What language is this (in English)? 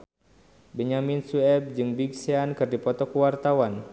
Sundanese